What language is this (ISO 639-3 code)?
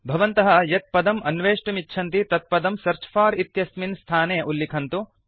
san